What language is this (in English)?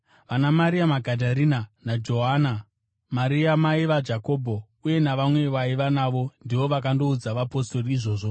Shona